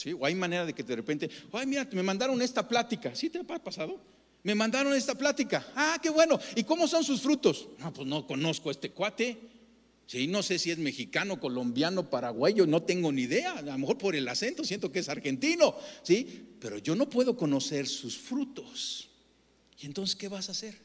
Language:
Spanish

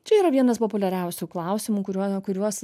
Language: Lithuanian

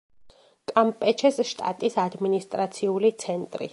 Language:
Georgian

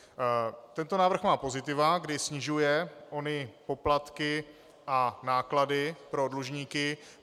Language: Czech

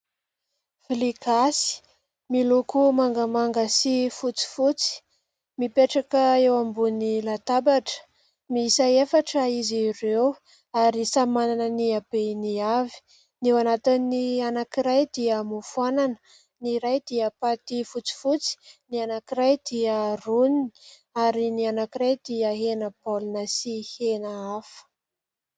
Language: Malagasy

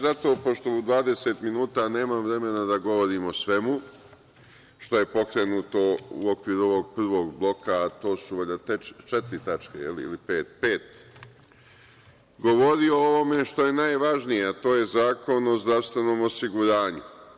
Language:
Serbian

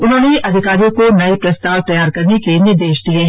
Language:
Hindi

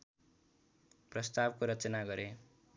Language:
Nepali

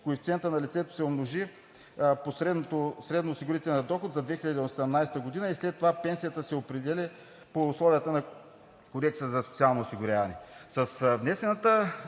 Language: Bulgarian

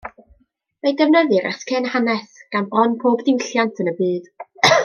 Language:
Welsh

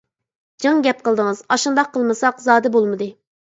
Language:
Uyghur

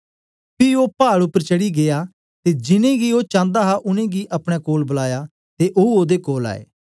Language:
Dogri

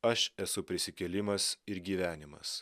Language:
Lithuanian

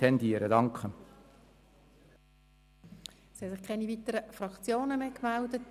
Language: Swiss German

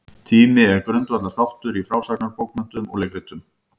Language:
Icelandic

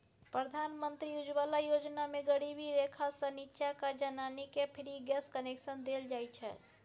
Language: Maithili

